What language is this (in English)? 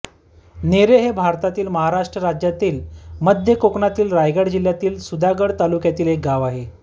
Marathi